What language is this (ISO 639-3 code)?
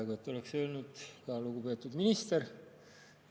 est